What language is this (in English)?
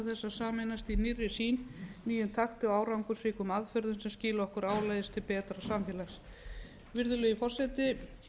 Icelandic